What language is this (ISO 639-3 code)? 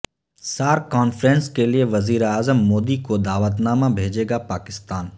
urd